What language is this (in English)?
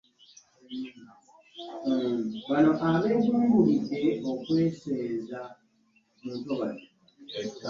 Ganda